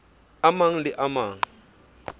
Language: Southern Sotho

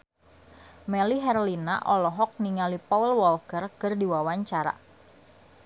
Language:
Sundanese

